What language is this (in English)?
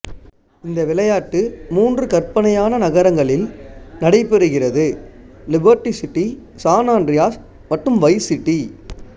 Tamil